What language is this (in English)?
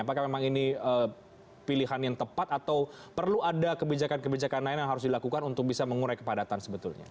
Indonesian